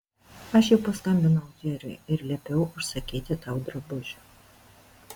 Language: Lithuanian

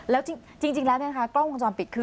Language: Thai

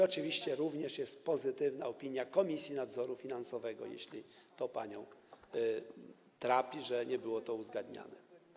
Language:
Polish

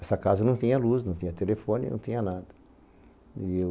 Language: Portuguese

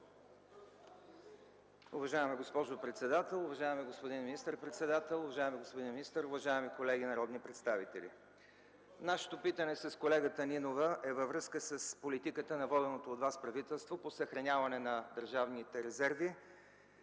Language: Bulgarian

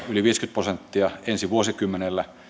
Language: Finnish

